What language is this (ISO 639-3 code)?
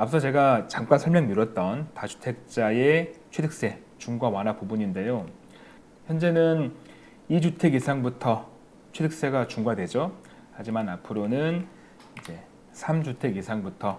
kor